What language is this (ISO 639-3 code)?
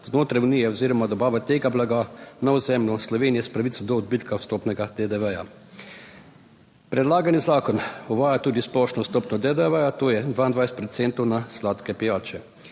slv